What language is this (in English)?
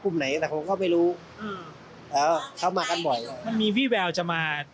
Thai